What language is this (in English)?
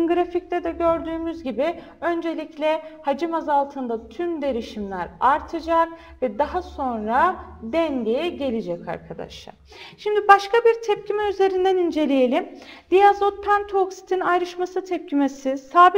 Turkish